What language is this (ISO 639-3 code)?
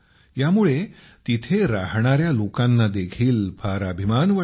mar